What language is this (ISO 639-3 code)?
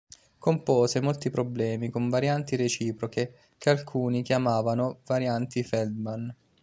ita